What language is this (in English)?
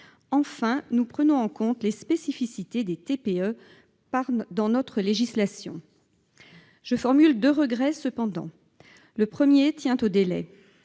French